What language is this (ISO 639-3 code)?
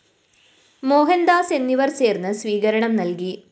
mal